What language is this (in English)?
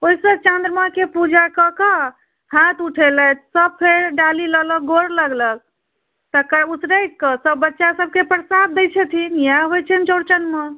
Maithili